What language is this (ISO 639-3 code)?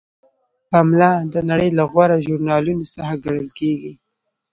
pus